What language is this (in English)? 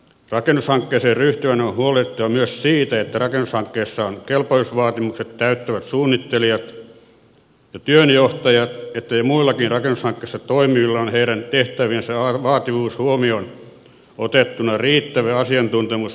Finnish